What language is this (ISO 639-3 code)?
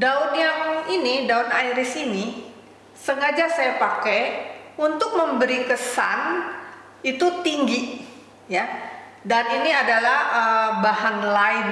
ind